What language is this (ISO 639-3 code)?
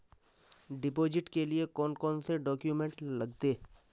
mag